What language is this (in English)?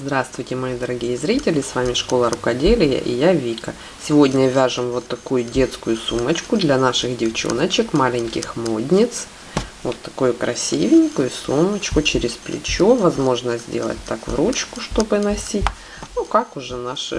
Russian